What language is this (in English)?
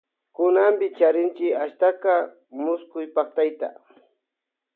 Loja Highland Quichua